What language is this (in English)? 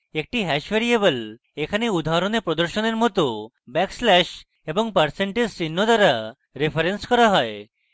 Bangla